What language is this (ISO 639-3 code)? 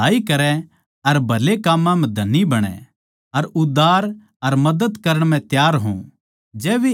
bgc